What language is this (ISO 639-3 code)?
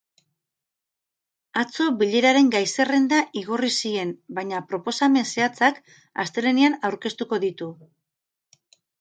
eus